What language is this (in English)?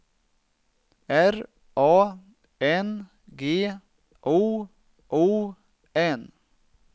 Swedish